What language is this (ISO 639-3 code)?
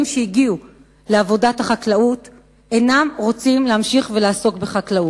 heb